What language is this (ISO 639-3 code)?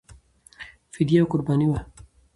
pus